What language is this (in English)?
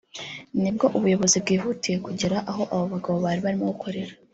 Kinyarwanda